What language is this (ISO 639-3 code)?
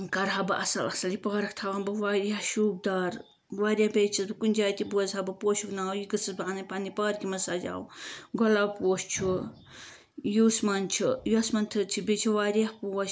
kas